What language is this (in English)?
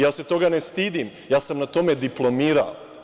Serbian